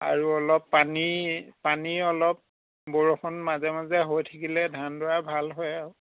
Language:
Assamese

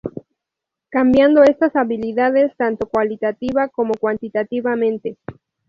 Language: Spanish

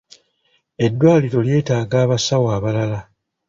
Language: Ganda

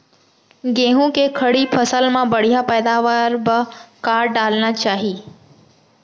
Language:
Chhattisgarhi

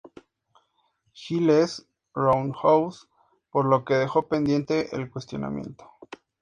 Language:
Spanish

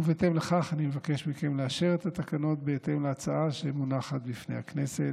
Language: Hebrew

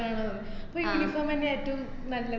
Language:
Malayalam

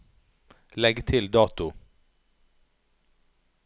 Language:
Norwegian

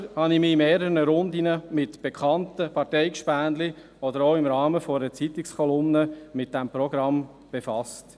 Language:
Swiss German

